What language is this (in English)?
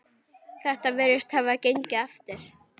Icelandic